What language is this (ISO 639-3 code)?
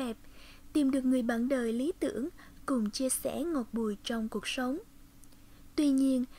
vie